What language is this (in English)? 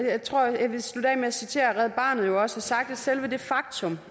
Danish